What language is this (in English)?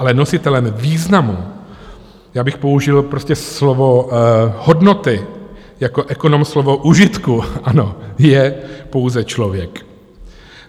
Czech